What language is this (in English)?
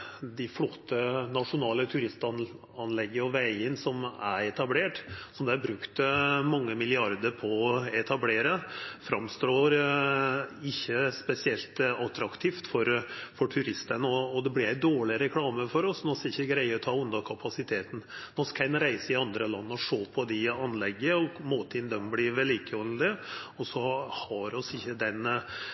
Norwegian Nynorsk